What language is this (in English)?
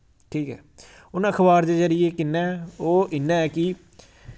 Dogri